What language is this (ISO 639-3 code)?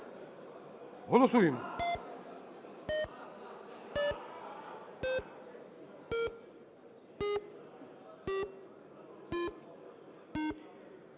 ukr